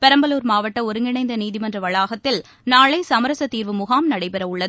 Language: Tamil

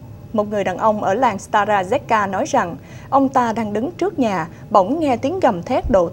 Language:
Vietnamese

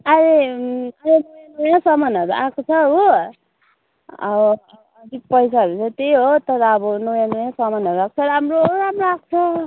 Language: Nepali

